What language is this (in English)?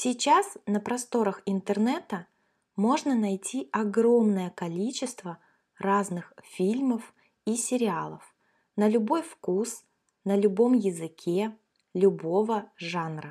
Russian